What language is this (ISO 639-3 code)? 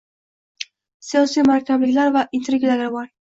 uzb